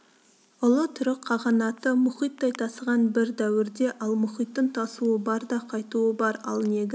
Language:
Kazakh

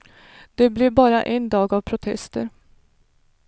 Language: Swedish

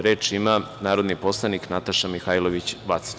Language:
Serbian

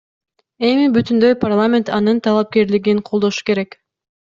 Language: Kyrgyz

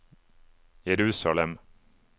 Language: Norwegian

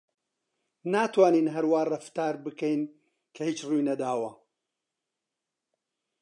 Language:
Central Kurdish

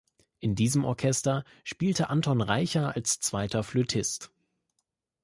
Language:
German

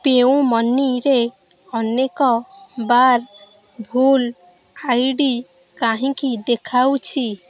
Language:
Odia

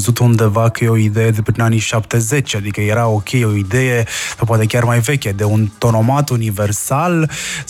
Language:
Romanian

